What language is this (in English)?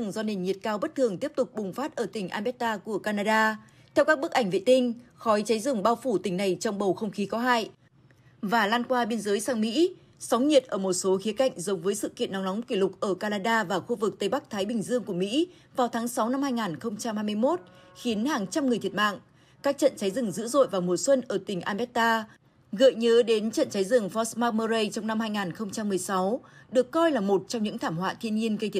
Vietnamese